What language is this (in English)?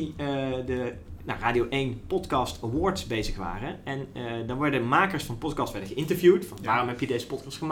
Dutch